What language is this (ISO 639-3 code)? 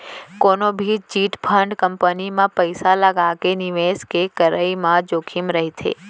hne